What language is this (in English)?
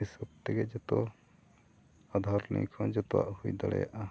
Santali